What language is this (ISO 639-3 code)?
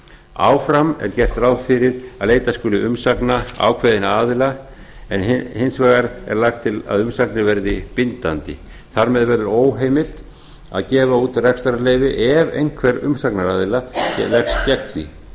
isl